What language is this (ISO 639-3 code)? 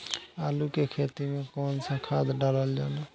bho